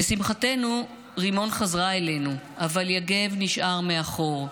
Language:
Hebrew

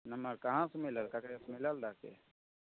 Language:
Maithili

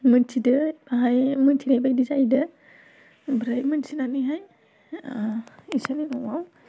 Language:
Bodo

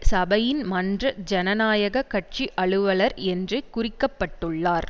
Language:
Tamil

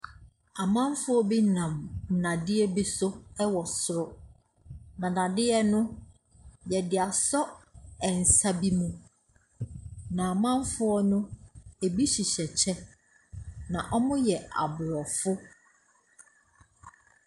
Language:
Akan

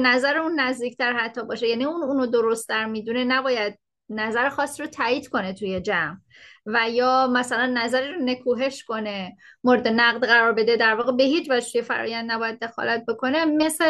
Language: Persian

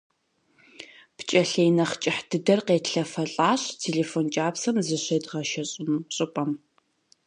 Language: Kabardian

